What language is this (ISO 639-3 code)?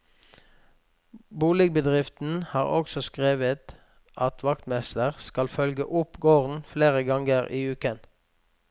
nor